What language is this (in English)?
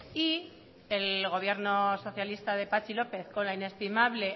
Spanish